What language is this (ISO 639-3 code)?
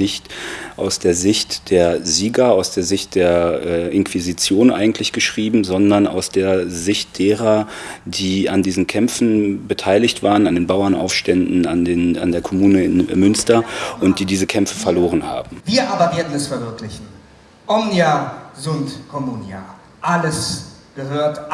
deu